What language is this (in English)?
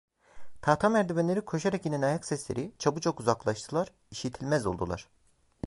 Turkish